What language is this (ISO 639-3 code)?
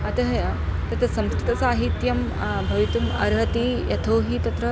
san